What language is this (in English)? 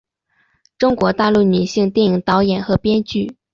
Chinese